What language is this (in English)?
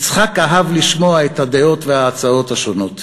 Hebrew